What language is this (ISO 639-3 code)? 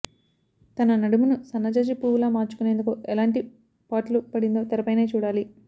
tel